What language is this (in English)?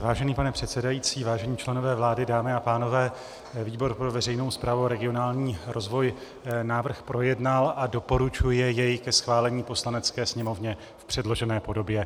Czech